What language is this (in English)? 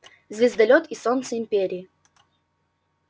Russian